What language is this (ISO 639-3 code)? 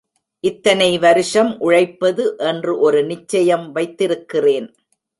tam